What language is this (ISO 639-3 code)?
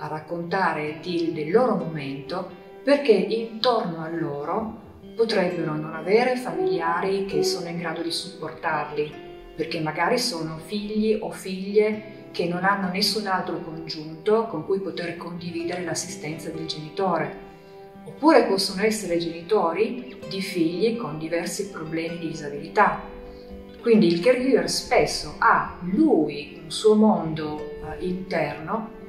ita